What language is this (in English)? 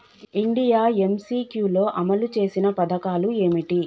Telugu